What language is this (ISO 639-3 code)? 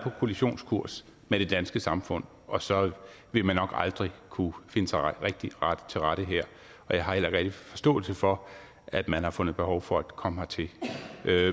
dan